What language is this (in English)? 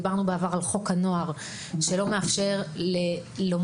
Hebrew